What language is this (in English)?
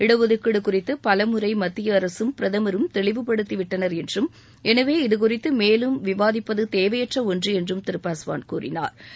Tamil